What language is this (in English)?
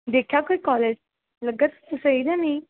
Punjabi